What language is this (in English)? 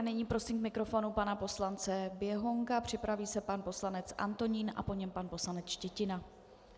Czech